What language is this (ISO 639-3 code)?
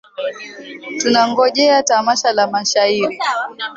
swa